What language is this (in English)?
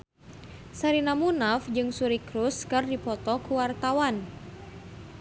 Sundanese